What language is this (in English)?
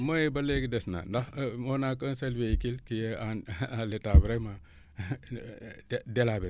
Wolof